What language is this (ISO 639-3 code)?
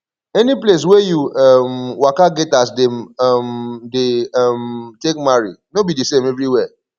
pcm